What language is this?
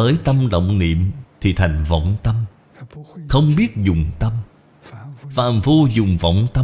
Vietnamese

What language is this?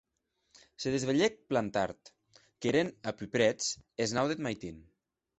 Occitan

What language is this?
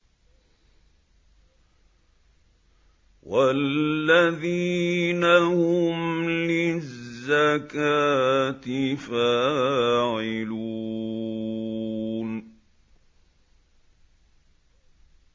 Arabic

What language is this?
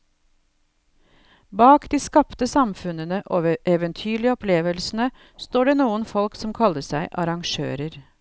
Norwegian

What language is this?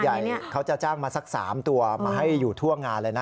Thai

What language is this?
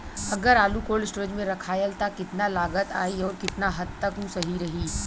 Bhojpuri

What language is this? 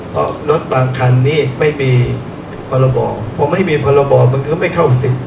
Thai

